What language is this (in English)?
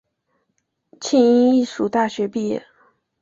Chinese